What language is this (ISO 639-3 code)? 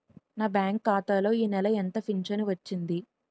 tel